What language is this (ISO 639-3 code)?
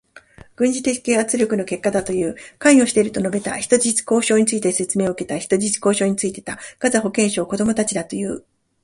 jpn